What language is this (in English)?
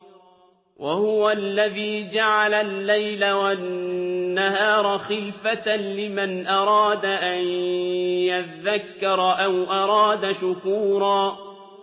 Arabic